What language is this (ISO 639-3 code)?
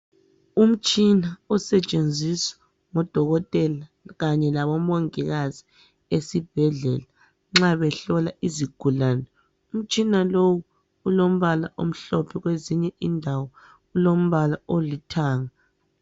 nde